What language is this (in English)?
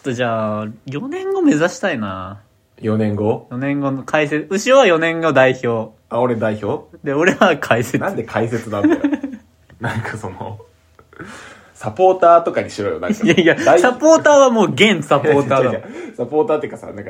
Japanese